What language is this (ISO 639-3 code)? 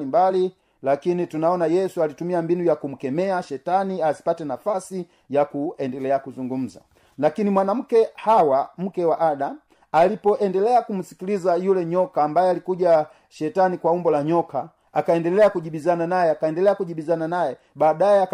swa